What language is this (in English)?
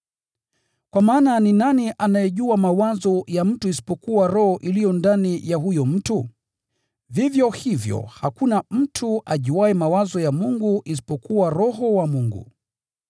Swahili